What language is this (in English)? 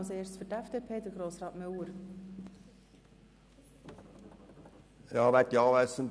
Swiss German